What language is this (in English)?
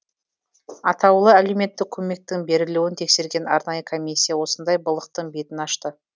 Kazakh